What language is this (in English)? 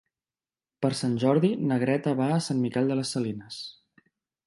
Catalan